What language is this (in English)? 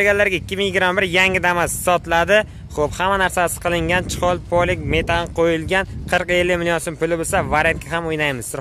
Turkish